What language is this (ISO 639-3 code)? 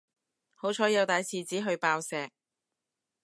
yue